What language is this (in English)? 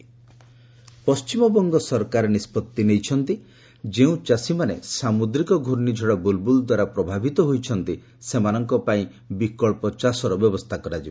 Odia